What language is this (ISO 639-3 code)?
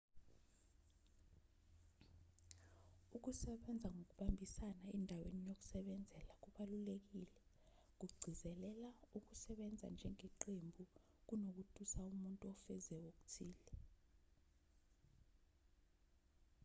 zul